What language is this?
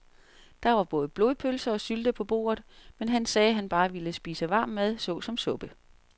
Danish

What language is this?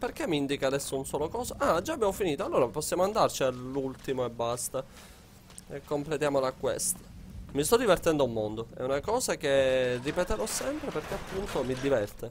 Italian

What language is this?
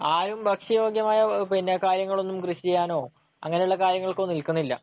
Malayalam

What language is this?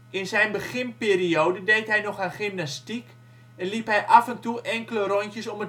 Dutch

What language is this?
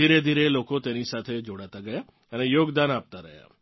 Gujarati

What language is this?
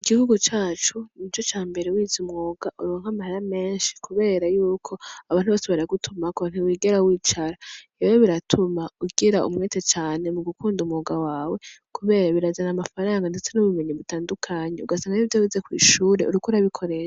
Rundi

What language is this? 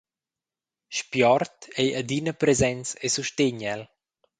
Romansh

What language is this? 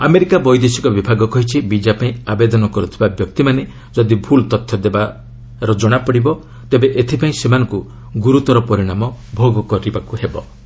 Odia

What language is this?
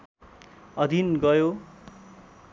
Nepali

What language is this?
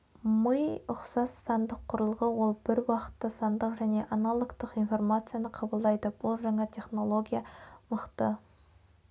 Kazakh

